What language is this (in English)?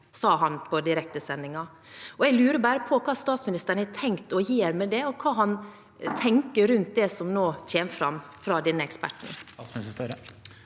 Norwegian